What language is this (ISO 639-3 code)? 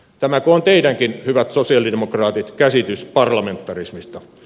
fin